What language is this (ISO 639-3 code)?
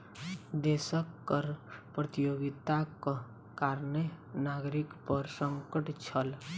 mai